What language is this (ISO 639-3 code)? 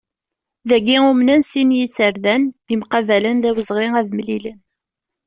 kab